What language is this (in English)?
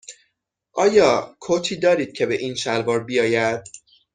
Persian